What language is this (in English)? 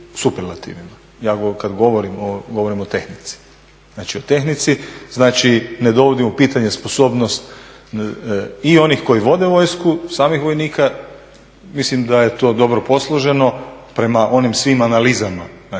Croatian